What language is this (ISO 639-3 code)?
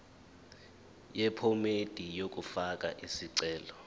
zul